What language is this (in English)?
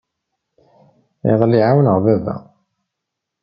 Kabyle